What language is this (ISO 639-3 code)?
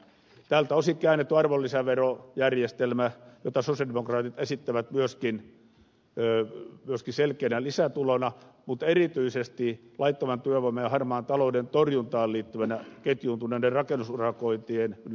fin